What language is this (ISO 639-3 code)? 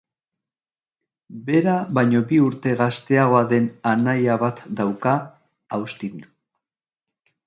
eus